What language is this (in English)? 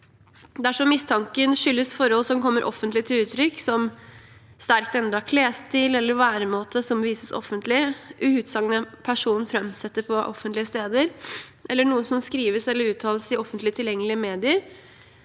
Norwegian